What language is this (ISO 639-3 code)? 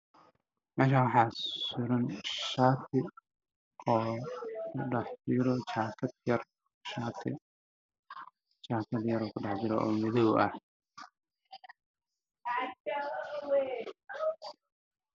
som